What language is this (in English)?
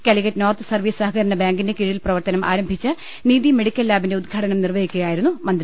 Malayalam